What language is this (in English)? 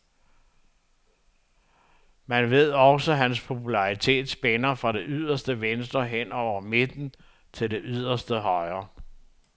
Danish